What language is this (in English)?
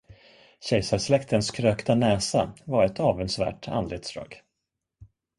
Swedish